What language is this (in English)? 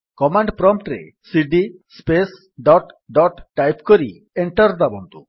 Odia